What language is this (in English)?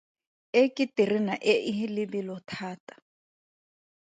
Tswana